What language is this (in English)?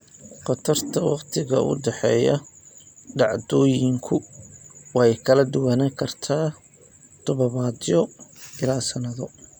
Somali